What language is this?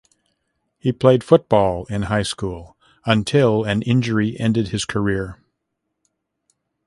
English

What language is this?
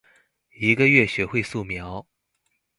Chinese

